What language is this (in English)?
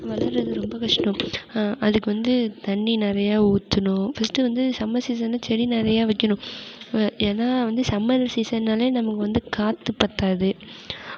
Tamil